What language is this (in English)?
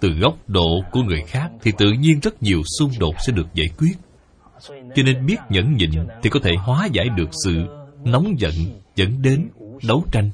Vietnamese